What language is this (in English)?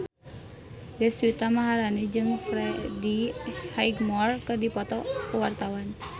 Sundanese